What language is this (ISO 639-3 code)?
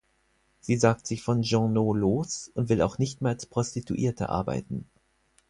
deu